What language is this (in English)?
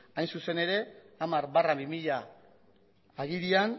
Basque